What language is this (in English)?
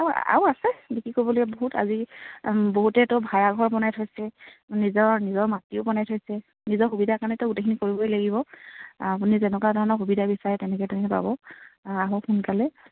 Assamese